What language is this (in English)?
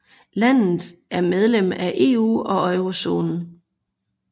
Danish